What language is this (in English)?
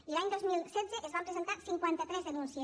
Catalan